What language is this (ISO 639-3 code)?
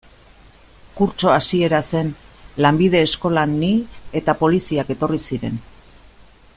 eus